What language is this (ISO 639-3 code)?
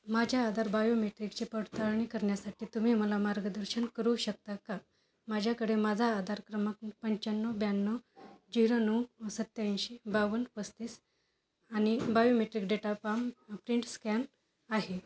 mar